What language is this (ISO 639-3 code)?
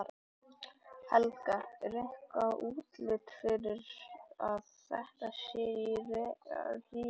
isl